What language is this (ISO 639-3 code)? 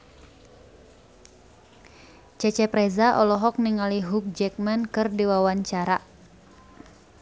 sun